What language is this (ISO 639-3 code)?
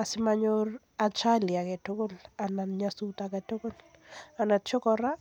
kln